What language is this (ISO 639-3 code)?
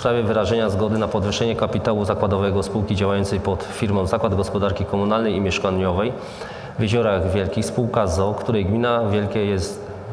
pol